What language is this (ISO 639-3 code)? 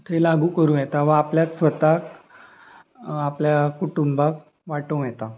kok